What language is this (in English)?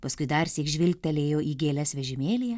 Lithuanian